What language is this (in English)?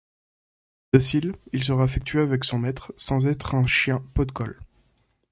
French